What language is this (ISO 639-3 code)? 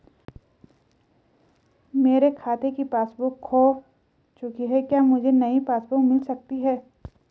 hin